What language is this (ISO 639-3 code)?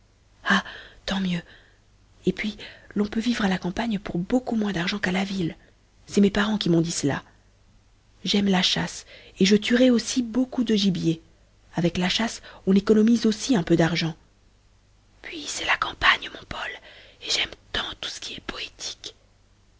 fra